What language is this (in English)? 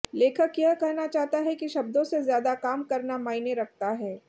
Hindi